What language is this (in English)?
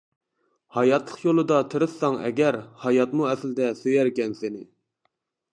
Uyghur